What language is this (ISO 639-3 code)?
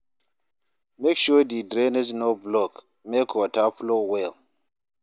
pcm